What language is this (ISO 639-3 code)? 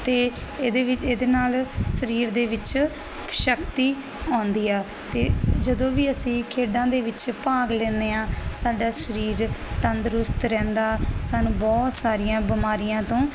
pan